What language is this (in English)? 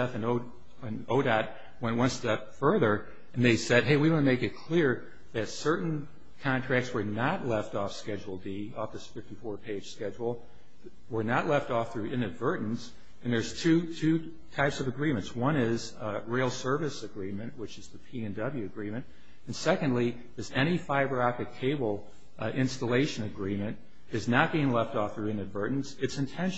English